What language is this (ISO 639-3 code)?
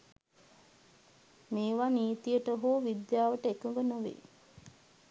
sin